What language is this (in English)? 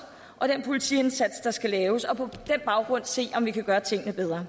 Danish